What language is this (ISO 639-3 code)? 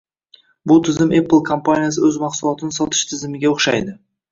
uzb